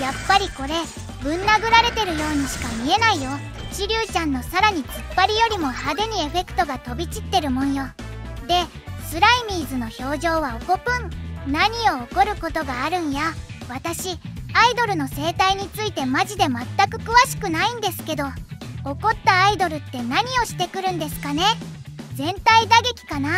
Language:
Japanese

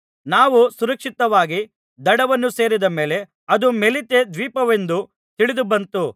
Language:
Kannada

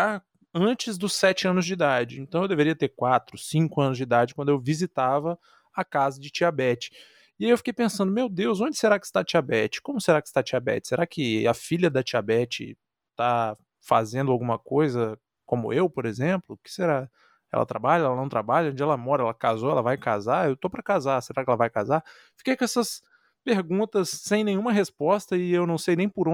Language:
Portuguese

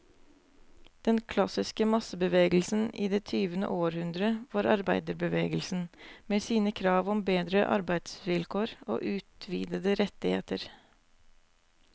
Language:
Norwegian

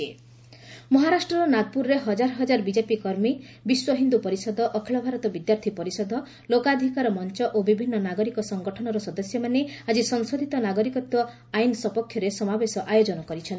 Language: Odia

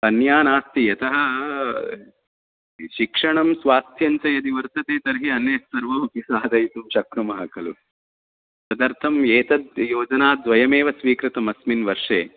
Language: Sanskrit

